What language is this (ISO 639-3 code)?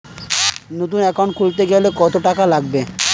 ben